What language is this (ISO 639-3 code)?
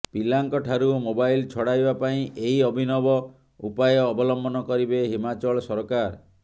ori